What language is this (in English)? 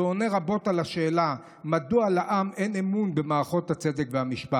Hebrew